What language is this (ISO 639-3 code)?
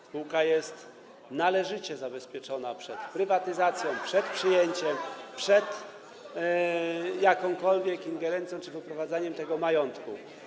pol